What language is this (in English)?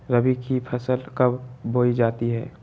Magahi